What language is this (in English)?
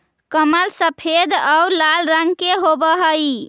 Magahi